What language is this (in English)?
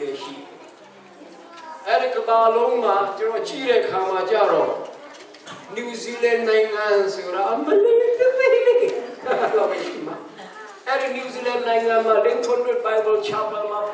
Hindi